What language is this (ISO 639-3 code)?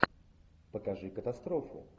rus